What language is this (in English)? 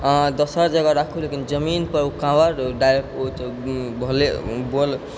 Maithili